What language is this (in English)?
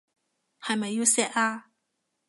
Cantonese